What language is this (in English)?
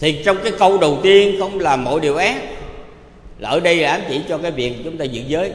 Vietnamese